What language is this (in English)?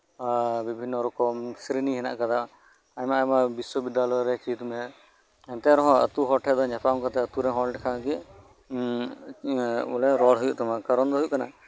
Santali